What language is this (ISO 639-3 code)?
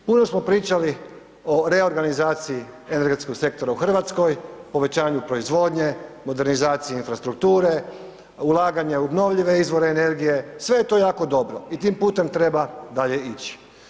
hrv